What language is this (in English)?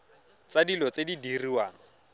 Tswana